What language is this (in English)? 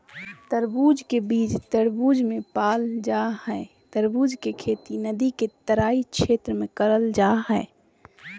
Magahi